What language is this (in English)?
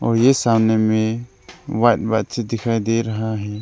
Hindi